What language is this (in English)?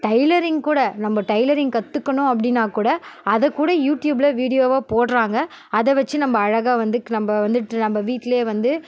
Tamil